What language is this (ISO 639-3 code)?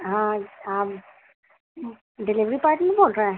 urd